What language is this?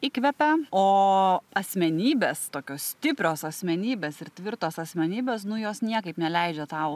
Lithuanian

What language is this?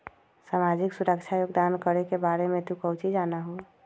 Magahi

